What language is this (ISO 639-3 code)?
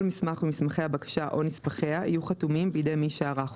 heb